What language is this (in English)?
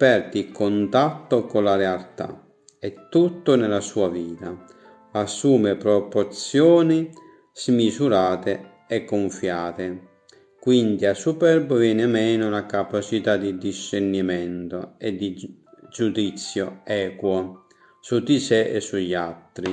Italian